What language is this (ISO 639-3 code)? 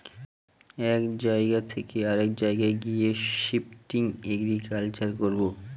ben